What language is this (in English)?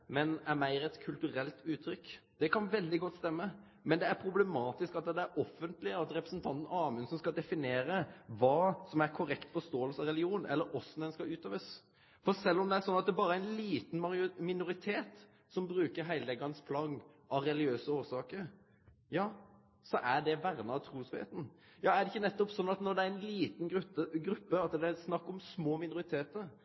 Norwegian Nynorsk